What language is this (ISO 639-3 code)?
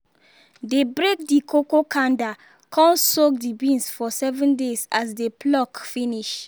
pcm